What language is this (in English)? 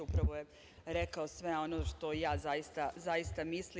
Serbian